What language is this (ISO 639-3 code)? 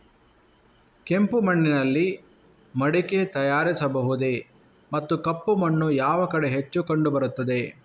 kan